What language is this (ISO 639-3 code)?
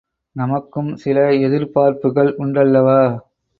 tam